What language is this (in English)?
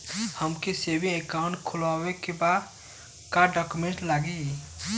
Bhojpuri